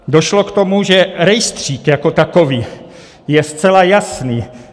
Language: Czech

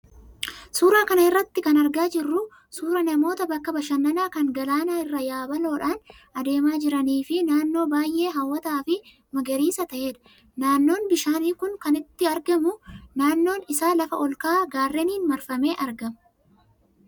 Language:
Oromo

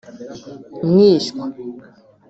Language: Kinyarwanda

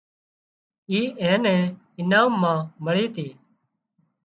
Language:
Wadiyara Koli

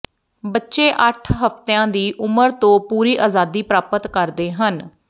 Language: Punjabi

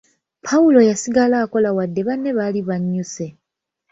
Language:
Ganda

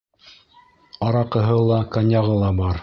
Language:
Bashkir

